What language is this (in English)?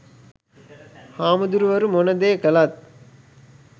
Sinhala